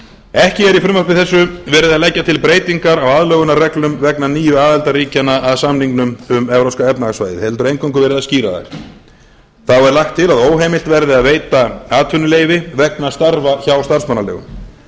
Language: Icelandic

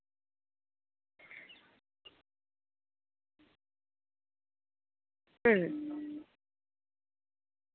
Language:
Santali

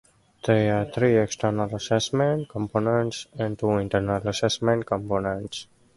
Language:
English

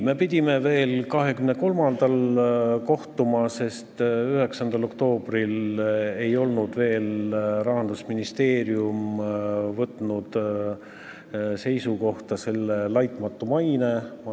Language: Estonian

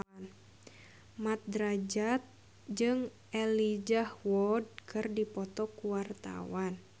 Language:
Sundanese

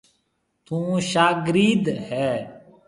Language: Marwari (Pakistan)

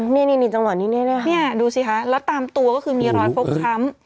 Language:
Thai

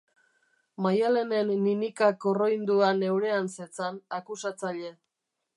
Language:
Basque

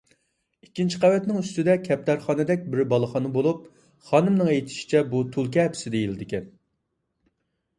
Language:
Uyghur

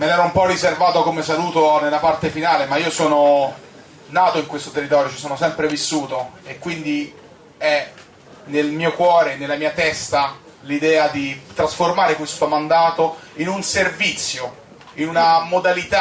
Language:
Italian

